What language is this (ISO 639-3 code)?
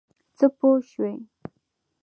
pus